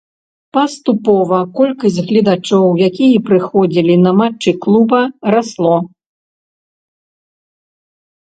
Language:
Belarusian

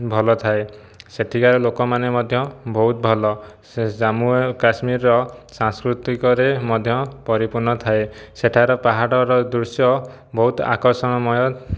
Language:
Odia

